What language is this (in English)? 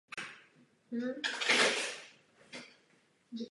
Czech